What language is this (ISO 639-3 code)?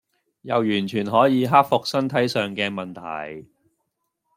yue